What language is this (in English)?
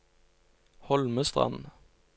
Norwegian